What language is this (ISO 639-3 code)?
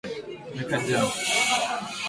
swa